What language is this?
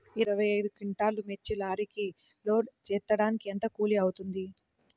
Telugu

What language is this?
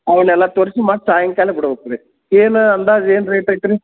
Kannada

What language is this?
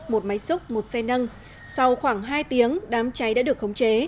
Vietnamese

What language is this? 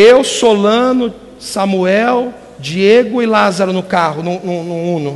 Portuguese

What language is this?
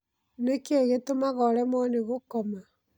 Kikuyu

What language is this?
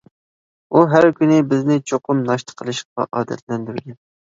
Uyghur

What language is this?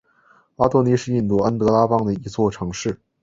Chinese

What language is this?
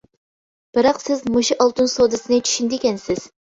Uyghur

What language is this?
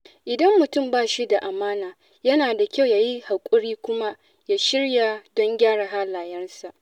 Hausa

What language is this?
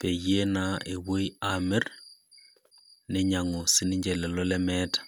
Masai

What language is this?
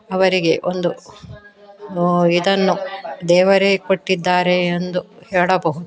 Kannada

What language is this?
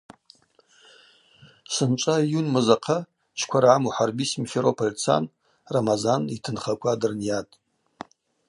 Abaza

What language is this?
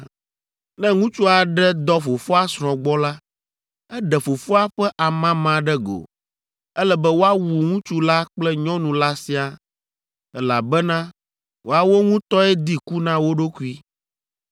Ewe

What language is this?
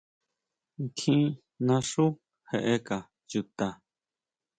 Huautla Mazatec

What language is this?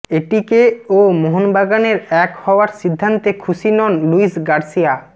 Bangla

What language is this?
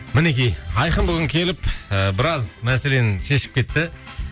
Kazakh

